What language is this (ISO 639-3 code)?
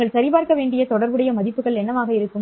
tam